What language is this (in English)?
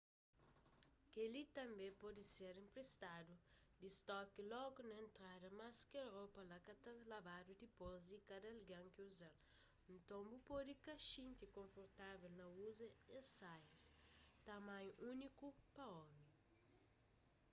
Kabuverdianu